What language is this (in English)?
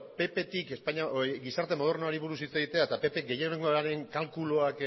Basque